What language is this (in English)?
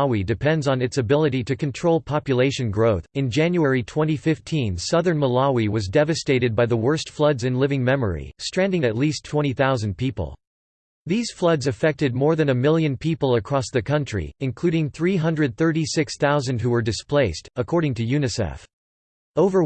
English